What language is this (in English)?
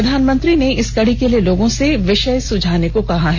Hindi